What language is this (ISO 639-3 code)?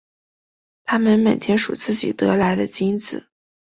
zho